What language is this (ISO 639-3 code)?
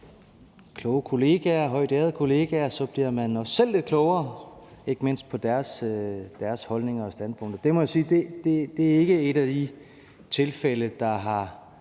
dan